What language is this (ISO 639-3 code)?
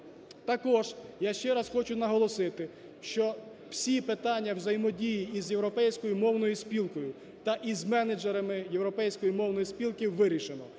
ukr